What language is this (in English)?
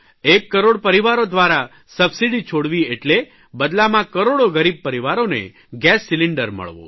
Gujarati